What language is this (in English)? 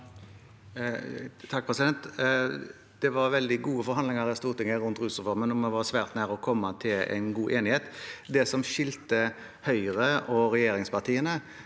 Norwegian